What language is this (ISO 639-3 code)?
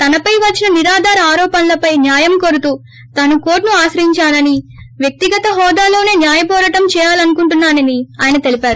tel